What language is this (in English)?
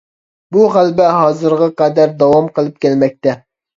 Uyghur